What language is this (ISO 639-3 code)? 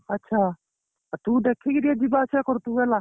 ori